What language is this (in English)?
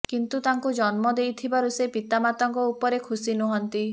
Odia